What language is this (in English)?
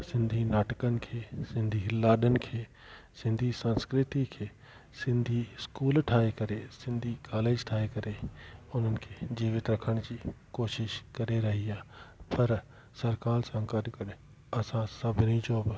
Sindhi